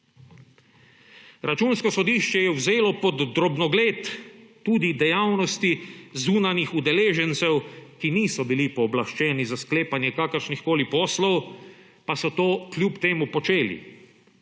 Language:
Slovenian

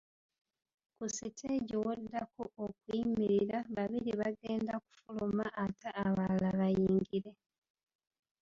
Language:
Ganda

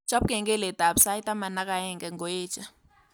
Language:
Kalenjin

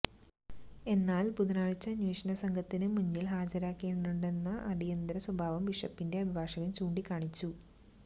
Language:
Malayalam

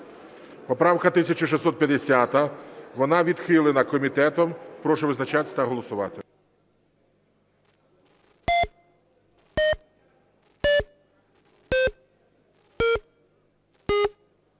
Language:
Ukrainian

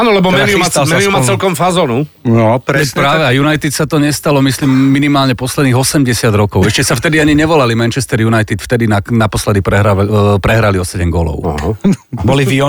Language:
Slovak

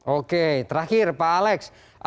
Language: Indonesian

